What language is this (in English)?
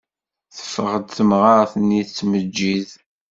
Kabyle